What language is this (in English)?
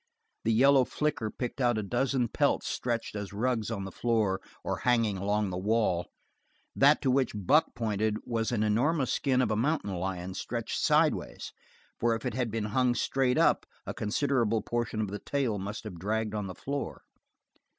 English